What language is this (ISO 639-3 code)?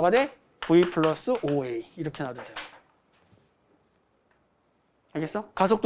kor